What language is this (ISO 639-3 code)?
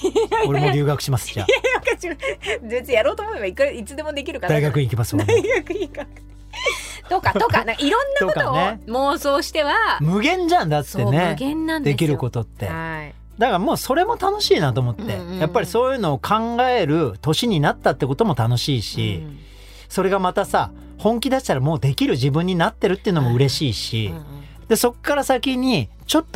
jpn